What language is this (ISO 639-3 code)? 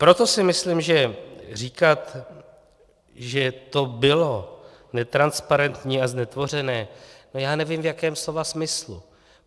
ces